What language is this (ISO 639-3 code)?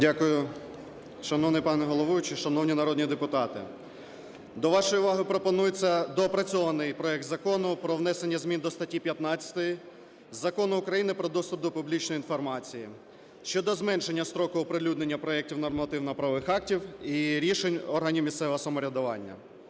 ukr